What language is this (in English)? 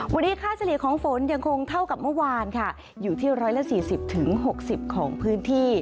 Thai